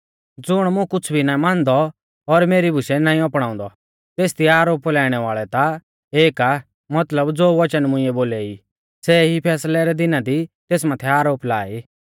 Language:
Mahasu Pahari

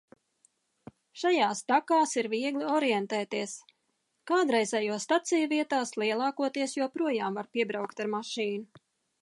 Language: Latvian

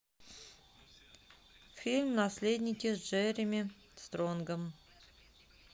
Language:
Russian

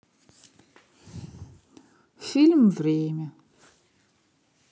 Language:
Russian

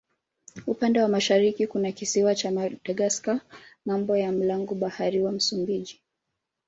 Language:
Swahili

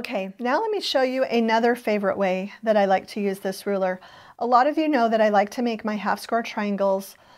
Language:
English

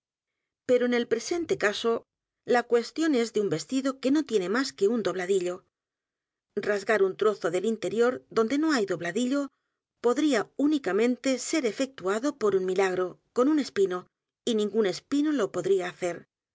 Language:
Spanish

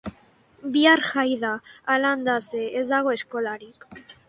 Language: Basque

